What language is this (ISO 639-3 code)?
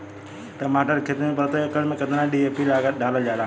bho